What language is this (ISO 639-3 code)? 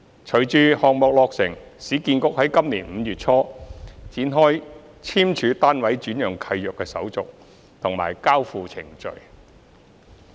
yue